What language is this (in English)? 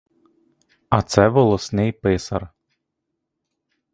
Ukrainian